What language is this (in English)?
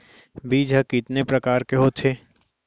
Chhattisgarhi